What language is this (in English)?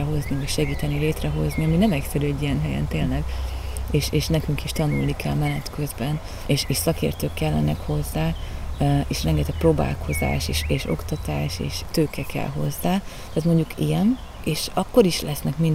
Hungarian